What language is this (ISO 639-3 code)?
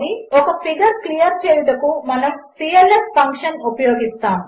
tel